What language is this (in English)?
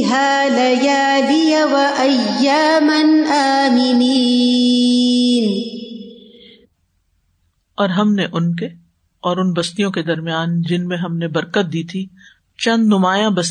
Urdu